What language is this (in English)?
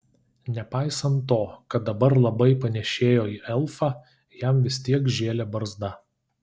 Lithuanian